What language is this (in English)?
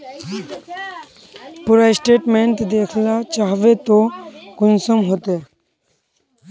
Magahi